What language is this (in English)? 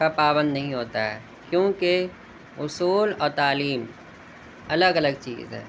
Urdu